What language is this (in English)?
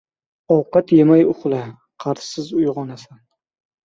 Uzbek